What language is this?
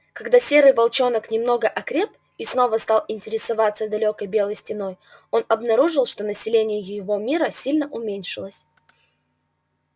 Russian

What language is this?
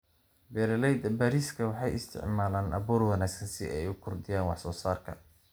Somali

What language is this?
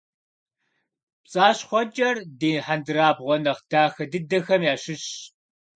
Kabardian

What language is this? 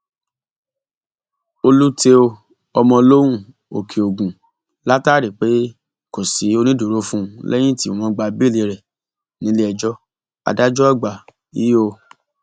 Yoruba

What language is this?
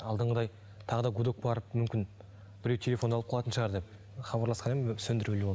Kazakh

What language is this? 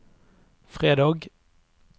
Norwegian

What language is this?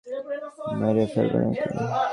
Bangla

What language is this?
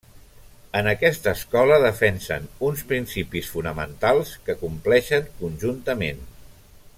Catalan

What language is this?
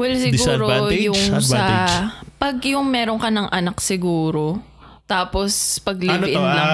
Filipino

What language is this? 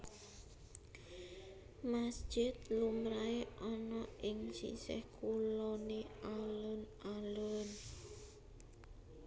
Javanese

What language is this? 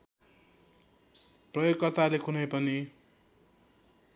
Nepali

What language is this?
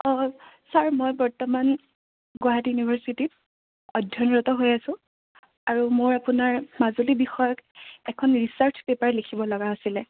Assamese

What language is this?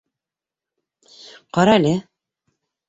Bashkir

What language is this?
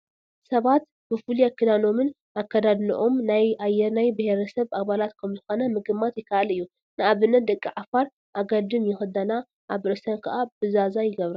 Tigrinya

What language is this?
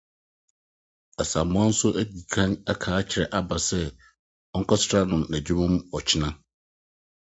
Akan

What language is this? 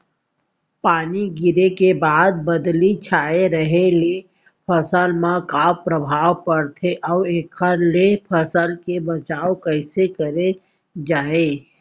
Chhattisgarhi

